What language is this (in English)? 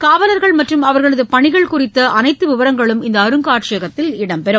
Tamil